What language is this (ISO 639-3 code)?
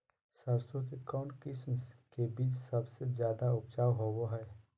mag